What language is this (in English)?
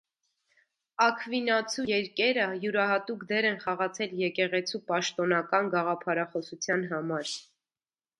Armenian